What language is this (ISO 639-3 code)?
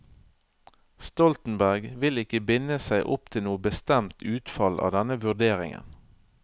nor